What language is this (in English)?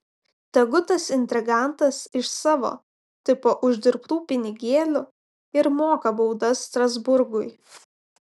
Lithuanian